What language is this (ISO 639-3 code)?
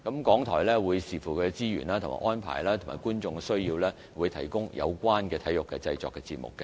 yue